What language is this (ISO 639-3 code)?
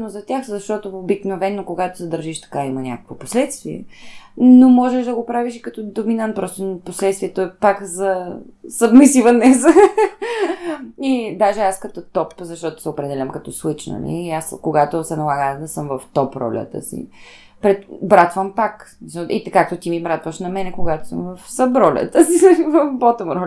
bul